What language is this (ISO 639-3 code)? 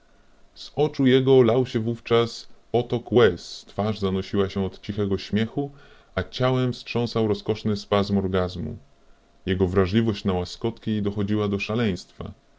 pol